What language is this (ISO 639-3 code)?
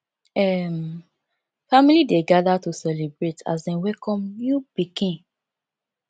pcm